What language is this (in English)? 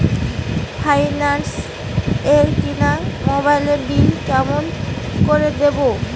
Bangla